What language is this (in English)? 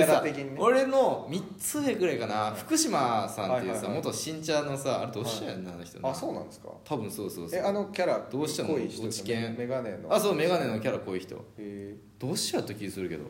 Japanese